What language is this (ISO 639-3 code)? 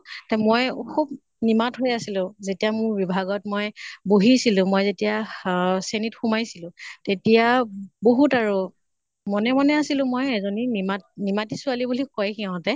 asm